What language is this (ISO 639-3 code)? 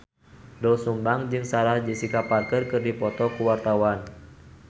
sun